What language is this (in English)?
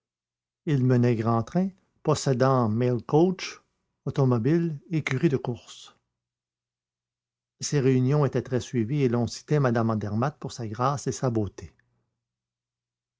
French